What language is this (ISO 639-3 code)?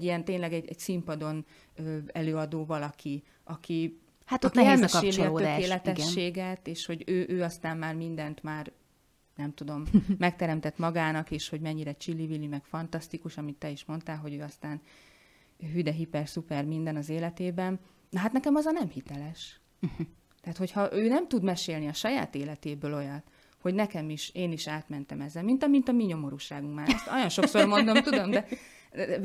hun